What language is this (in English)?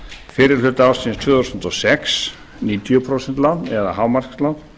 Icelandic